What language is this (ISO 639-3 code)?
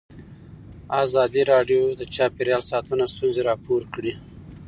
pus